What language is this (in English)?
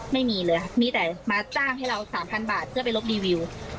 Thai